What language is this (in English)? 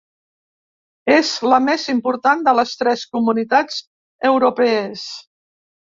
Catalan